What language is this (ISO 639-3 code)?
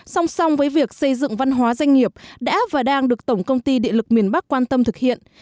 vie